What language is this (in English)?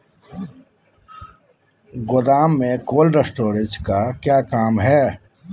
Magahi